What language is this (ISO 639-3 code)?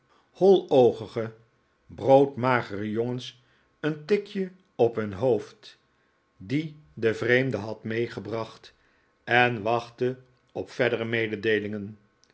nld